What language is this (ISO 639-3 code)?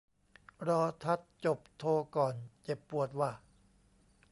tha